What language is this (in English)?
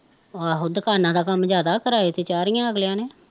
Punjabi